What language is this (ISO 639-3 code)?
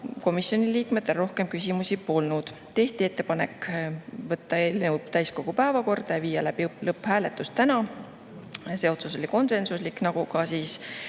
est